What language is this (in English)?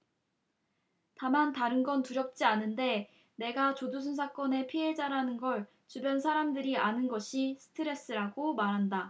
Korean